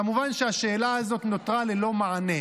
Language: Hebrew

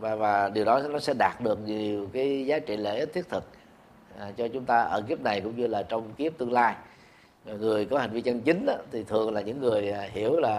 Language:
Vietnamese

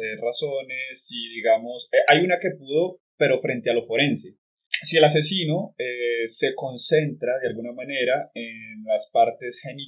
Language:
Spanish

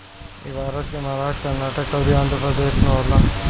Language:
Bhojpuri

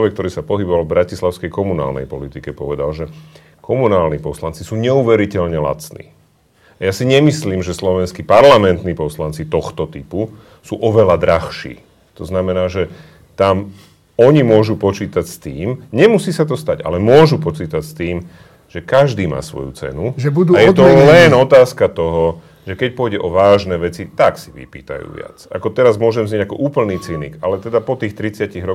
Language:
Slovak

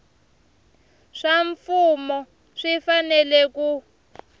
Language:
Tsonga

